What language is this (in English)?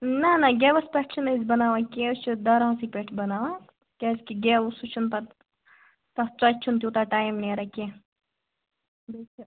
Kashmiri